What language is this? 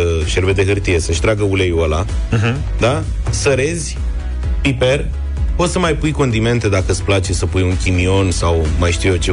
Romanian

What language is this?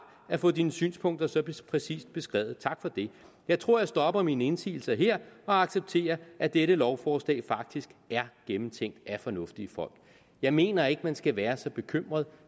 Danish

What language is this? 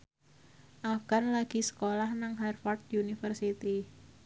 Javanese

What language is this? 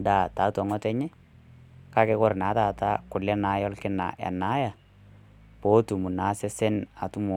Masai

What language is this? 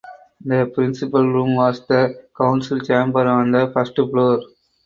English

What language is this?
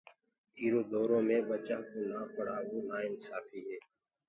Gurgula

